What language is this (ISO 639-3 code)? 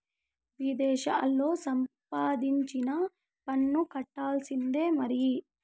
tel